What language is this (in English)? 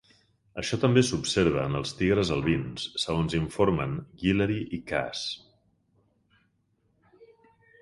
Catalan